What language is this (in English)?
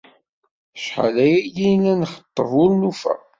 Kabyle